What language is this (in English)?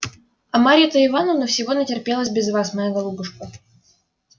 Russian